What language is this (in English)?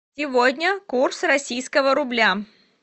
Russian